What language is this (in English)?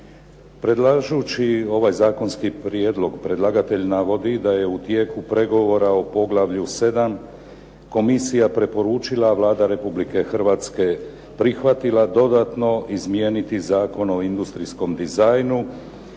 Croatian